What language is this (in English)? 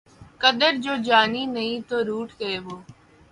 Urdu